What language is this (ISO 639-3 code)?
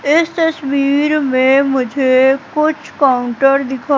hin